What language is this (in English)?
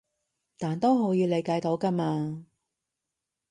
Cantonese